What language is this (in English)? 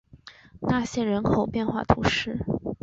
Chinese